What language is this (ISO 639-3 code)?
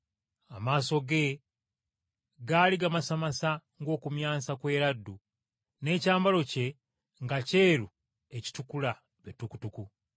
lug